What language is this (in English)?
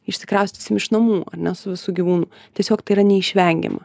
Lithuanian